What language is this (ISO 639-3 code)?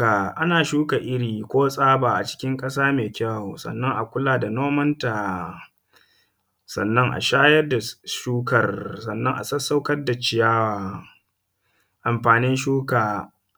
hau